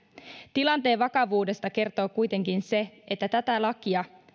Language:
Finnish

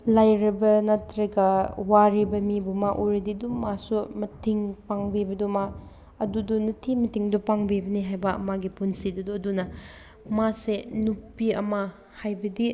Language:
Manipuri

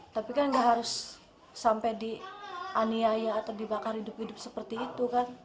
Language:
Indonesian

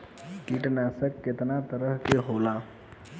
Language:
Bhojpuri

